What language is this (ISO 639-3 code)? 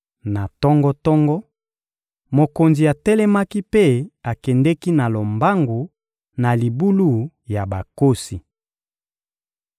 lin